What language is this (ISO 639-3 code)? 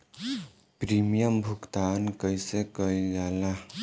bho